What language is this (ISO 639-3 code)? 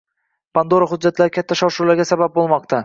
uzb